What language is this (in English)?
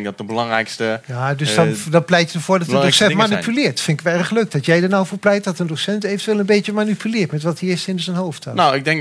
Dutch